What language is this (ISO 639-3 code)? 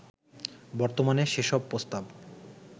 ben